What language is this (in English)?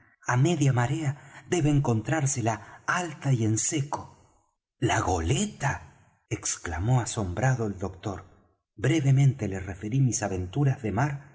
Spanish